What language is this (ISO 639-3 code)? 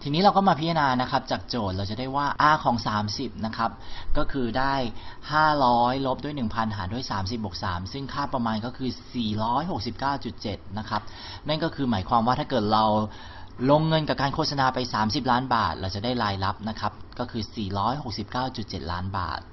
tha